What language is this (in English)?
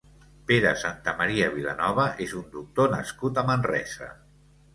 Catalan